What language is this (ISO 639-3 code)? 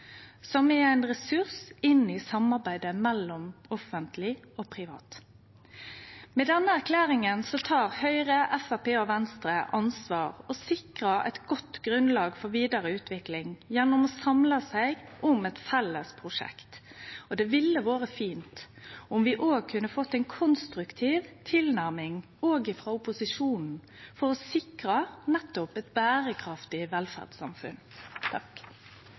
nno